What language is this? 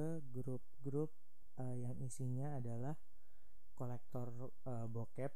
Indonesian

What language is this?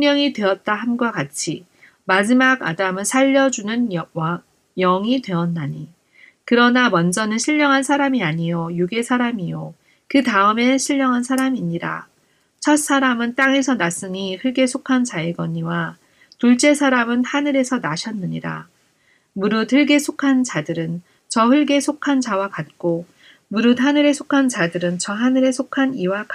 Korean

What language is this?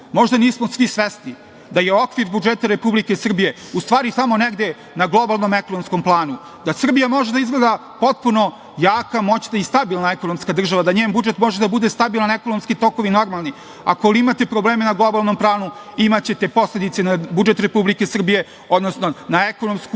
Serbian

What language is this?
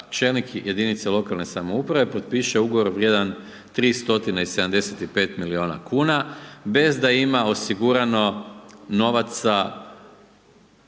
Croatian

